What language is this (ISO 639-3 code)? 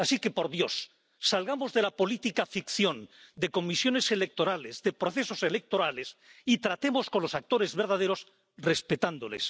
spa